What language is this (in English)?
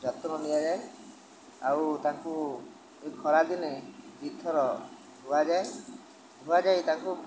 Odia